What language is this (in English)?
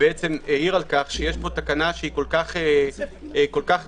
Hebrew